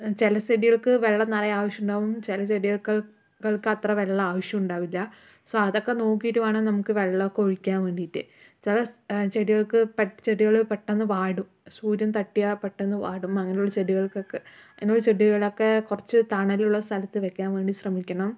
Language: Malayalam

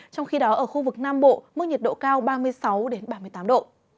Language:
Vietnamese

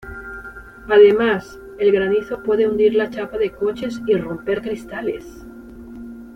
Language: Spanish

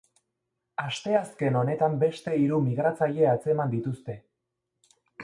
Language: Basque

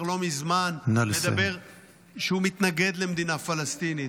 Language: Hebrew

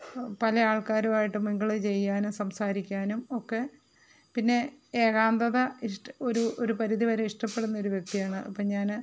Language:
Malayalam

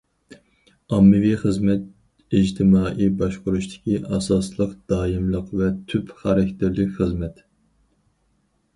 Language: Uyghur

